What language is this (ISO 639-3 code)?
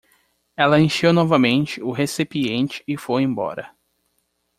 por